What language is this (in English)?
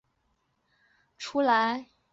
Chinese